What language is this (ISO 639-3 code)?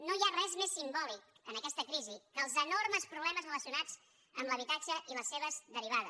cat